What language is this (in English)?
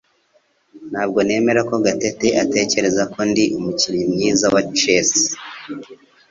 Kinyarwanda